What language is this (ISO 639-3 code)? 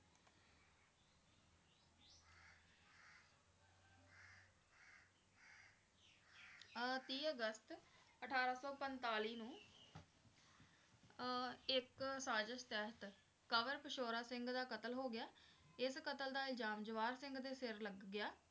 pan